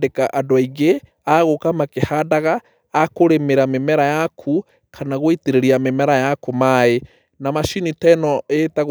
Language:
Kikuyu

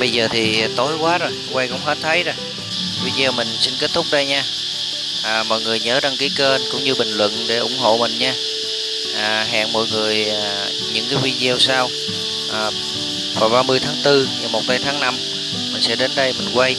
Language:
Vietnamese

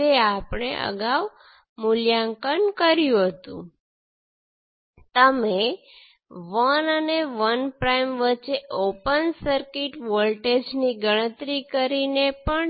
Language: Gujarati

